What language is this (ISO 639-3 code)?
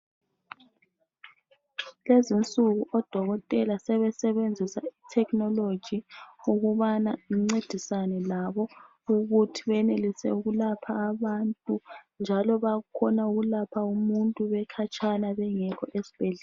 nde